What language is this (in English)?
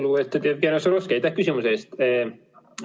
Estonian